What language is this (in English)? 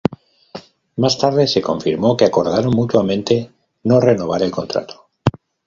Spanish